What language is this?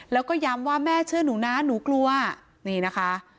Thai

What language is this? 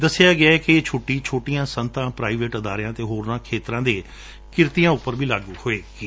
Punjabi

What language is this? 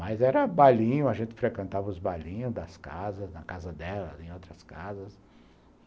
Portuguese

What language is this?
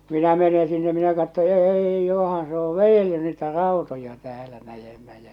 Finnish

